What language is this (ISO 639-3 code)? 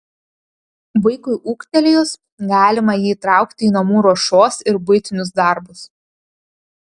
lit